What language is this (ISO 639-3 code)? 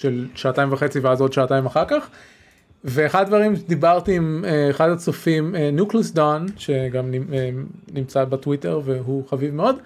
heb